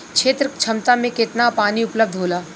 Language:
Bhojpuri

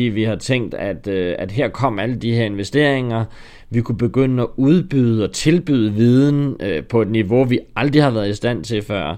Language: Danish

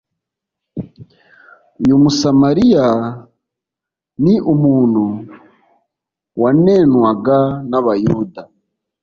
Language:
Kinyarwanda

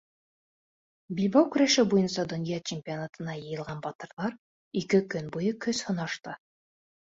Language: Bashkir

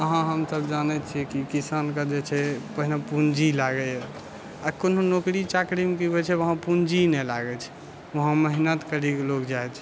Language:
Maithili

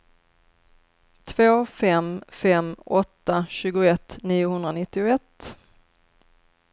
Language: Swedish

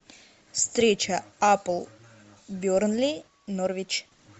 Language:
Russian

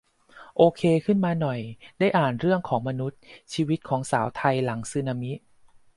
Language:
Thai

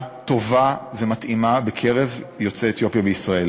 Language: Hebrew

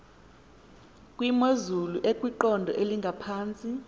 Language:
Xhosa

